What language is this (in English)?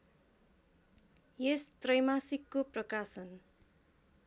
Nepali